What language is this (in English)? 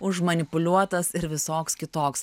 Lithuanian